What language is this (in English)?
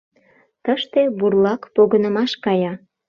Mari